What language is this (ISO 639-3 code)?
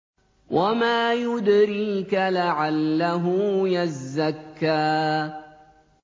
ara